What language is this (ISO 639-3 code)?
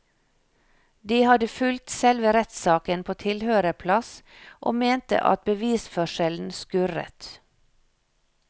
nor